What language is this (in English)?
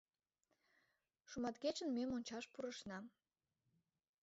Mari